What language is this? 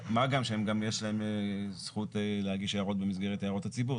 Hebrew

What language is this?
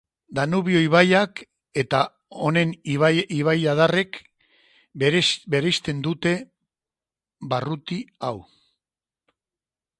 Basque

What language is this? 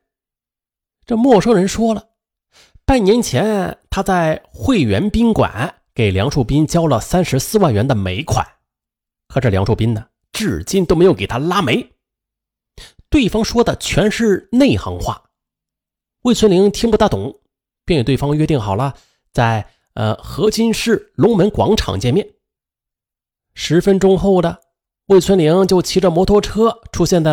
Chinese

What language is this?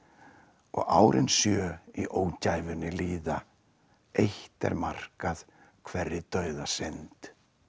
Icelandic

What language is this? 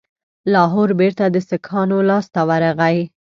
Pashto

